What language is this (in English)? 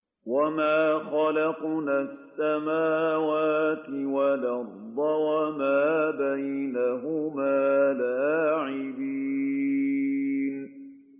Arabic